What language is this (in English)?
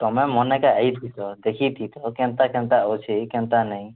Odia